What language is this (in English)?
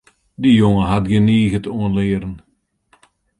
Western Frisian